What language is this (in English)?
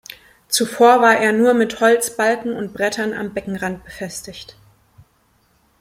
German